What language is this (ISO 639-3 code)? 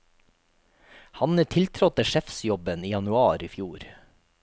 nor